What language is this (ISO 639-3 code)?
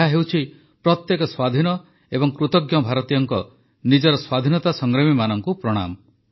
ori